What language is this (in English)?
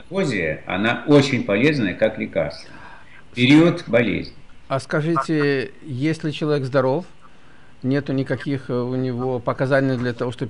Russian